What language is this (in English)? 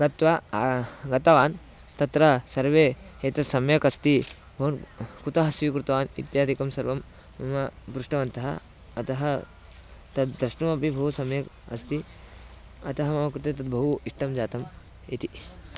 Sanskrit